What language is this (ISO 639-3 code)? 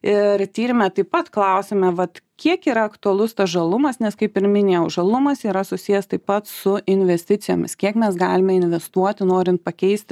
lit